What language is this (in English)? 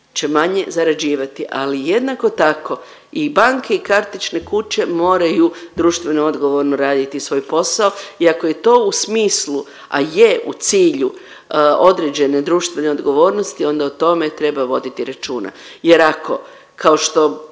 Croatian